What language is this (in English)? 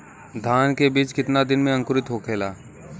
Bhojpuri